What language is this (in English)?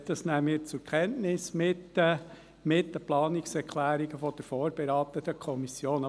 Swiss German